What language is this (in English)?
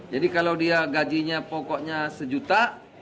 Indonesian